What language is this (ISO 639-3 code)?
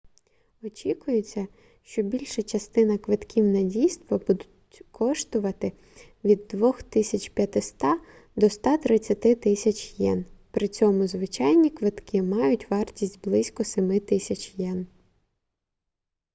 ukr